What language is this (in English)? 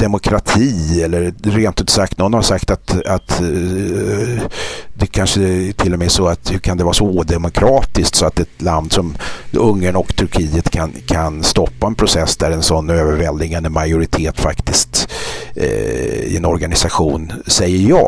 Swedish